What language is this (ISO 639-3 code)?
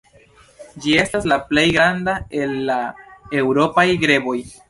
epo